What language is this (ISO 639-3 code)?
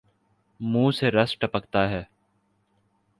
urd